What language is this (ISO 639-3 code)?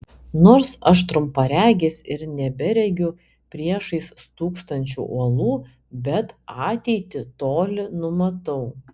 lit